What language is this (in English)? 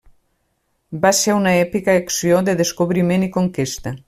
Catalan